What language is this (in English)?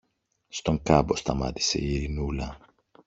Greek